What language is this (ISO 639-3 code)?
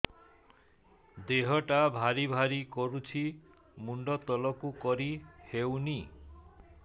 ori